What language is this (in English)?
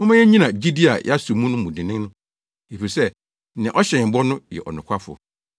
Akan